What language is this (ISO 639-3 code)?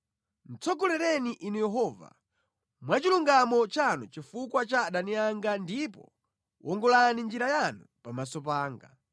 nya